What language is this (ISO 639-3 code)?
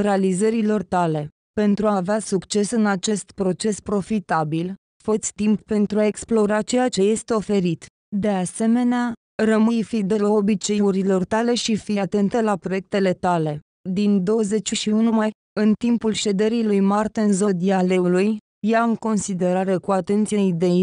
ron